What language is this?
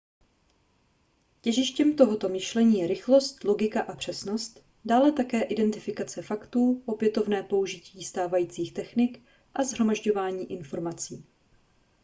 Czech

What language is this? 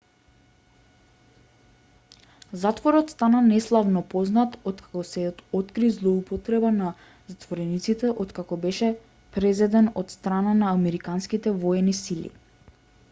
Macedonian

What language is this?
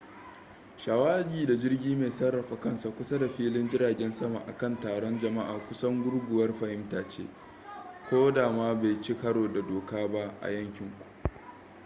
Hausa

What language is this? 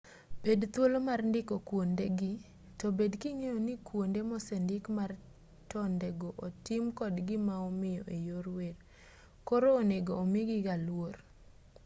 Luo (Kenya and Tanzania)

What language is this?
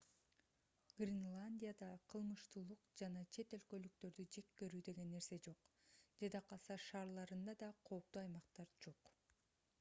Kyrgyz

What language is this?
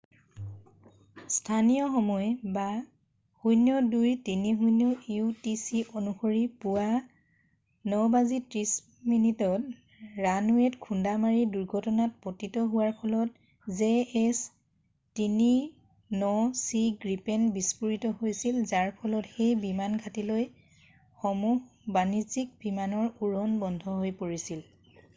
Assamese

